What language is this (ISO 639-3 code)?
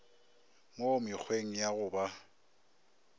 nso